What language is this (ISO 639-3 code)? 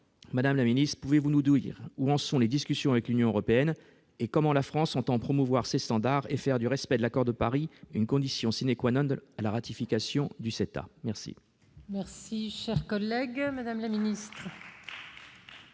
fra